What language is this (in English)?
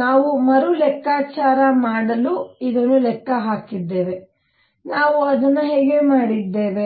Kannada